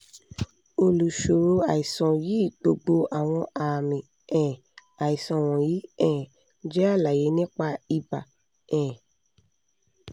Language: Yoruba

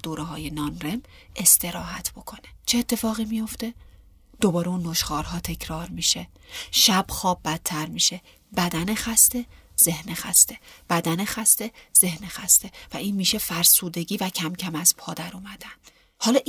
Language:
Persian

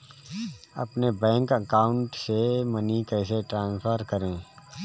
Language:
Hindi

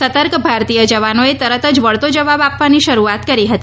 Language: Gujarati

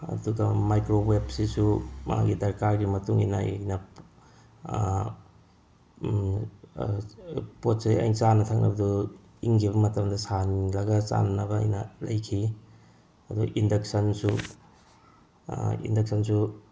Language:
Manipuri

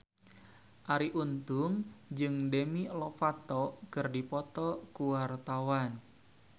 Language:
Sundanese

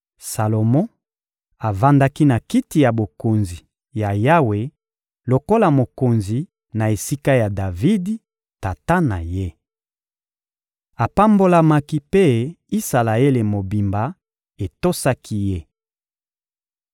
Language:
Lingala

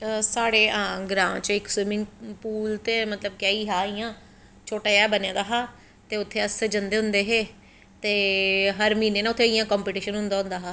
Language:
Dogri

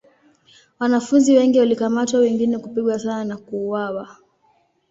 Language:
Swahili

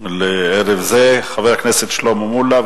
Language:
Hebrew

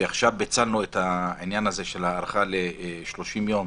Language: Hebrew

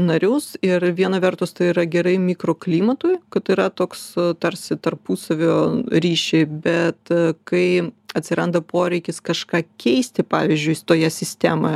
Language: Lithuanian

